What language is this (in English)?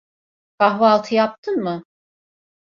Turkish